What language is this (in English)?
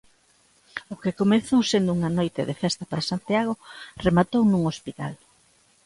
Galician